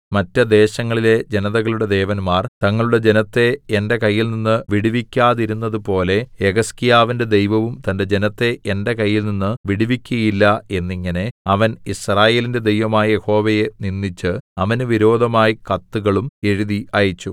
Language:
Malayalam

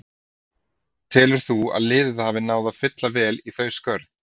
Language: Icelandic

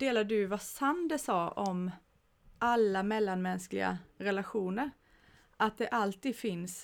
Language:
Swedish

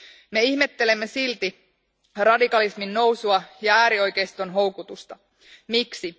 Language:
Finnish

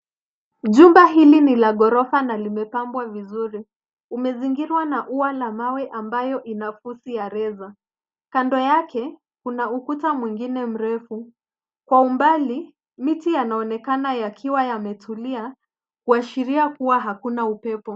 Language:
Swahili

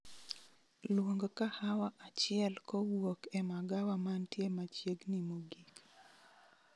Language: Luo (Kenya and Tanzania)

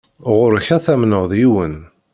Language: Kabyle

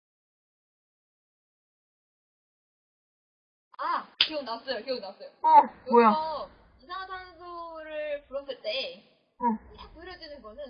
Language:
Korean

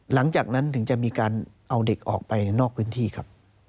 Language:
Thai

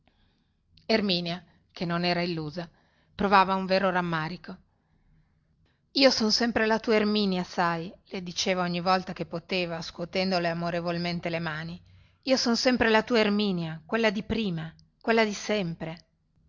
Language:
Italian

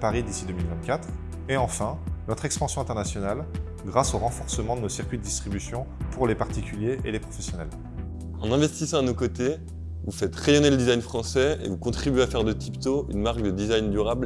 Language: French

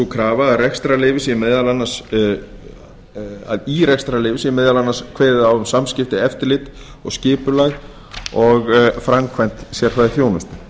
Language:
Icelandic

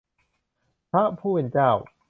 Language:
Thai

